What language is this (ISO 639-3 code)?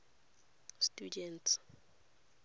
tsn